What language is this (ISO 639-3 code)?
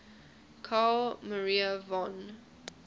eng